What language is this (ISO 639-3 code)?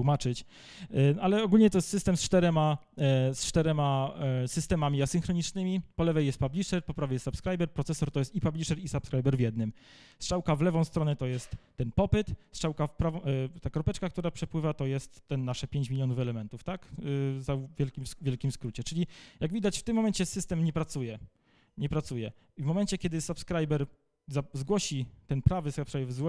pol